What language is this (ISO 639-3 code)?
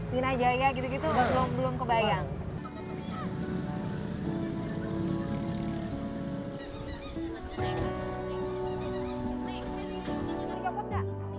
ind